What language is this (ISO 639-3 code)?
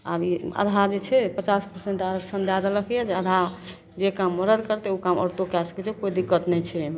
mai